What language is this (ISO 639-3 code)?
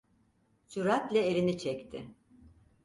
tur